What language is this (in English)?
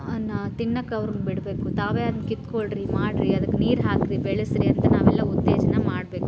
Kannada